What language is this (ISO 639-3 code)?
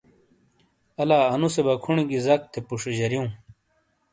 scl